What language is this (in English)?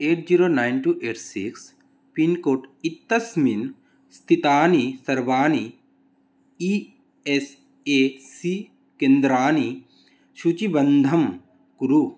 Sanskrit